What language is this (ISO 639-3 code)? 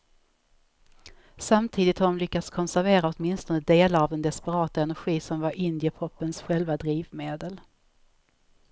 swe